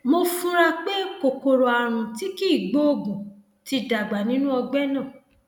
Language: Yoruba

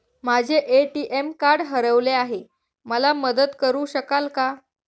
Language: Marathi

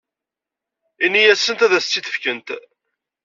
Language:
Kabyle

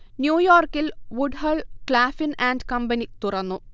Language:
Malayalam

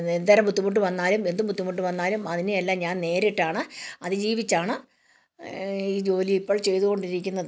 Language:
Malayalam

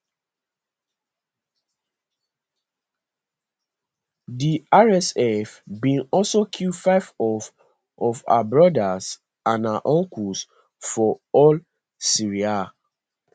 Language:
Nigerian Pidgin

